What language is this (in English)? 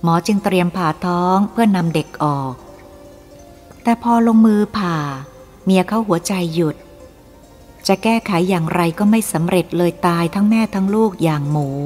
Thai